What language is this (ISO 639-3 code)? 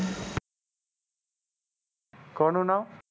guj